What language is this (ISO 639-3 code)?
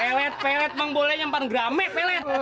ind